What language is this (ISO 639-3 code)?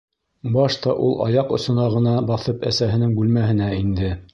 bak